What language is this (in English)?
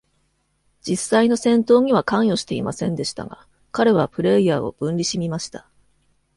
Japanese